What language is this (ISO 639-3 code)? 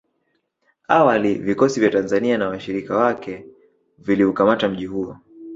swa